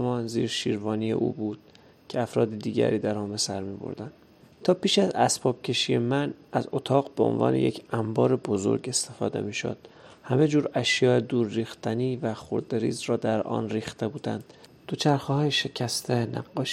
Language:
Persian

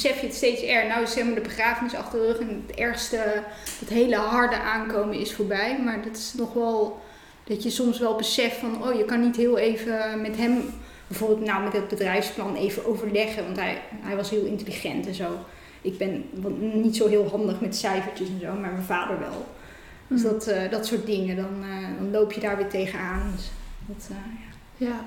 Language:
Dutch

